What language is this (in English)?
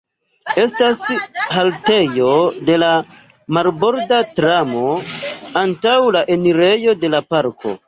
Esperanto